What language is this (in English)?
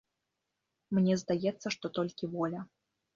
Belarusian